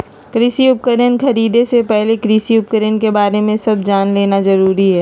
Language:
Magahi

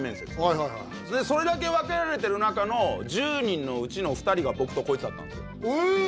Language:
Japanese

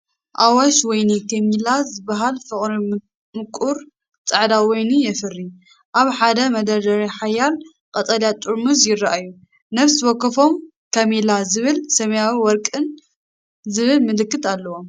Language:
Tigrinya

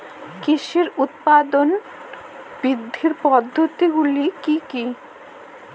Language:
Bangla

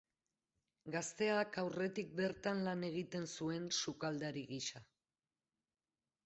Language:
Basque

